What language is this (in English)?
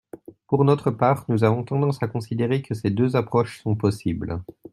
French